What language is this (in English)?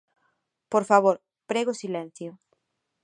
Galician